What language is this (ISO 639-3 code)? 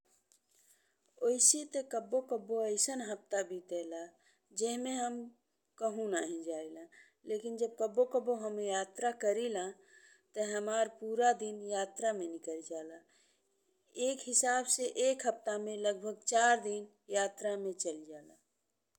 bho